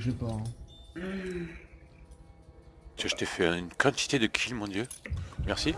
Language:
French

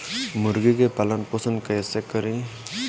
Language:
Bhojpuri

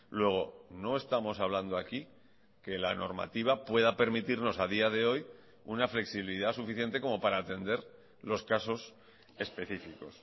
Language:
Spanish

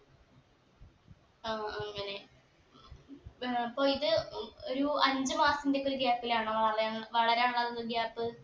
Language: Malayalam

